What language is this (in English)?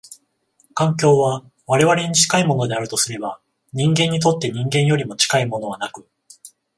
Japanese